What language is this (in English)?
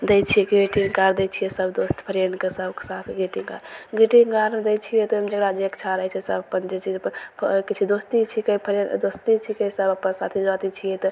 Maithili